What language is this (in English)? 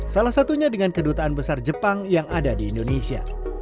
Indonesian